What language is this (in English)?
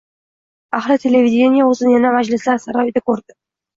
Uzbek